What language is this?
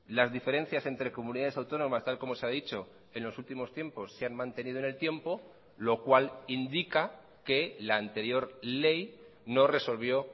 Spanish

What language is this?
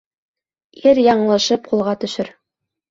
Bashkir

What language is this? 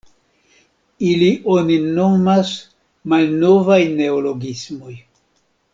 Esperanto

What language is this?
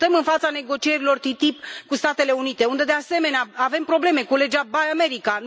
Romanian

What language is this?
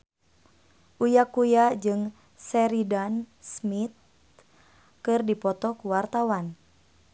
Sundanese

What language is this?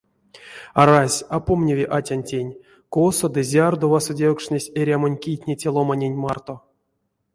Erzya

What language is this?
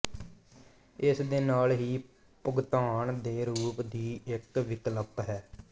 Punjabi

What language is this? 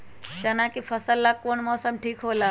Magahi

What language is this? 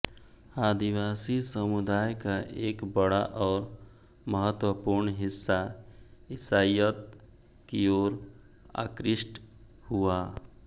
Hindi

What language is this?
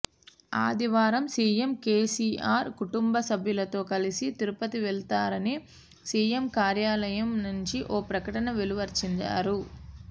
Telugu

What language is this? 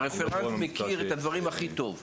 Hebrew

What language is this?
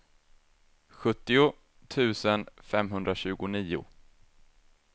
Swedish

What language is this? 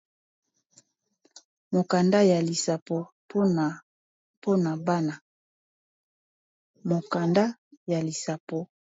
Lingala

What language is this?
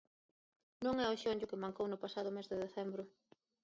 Galician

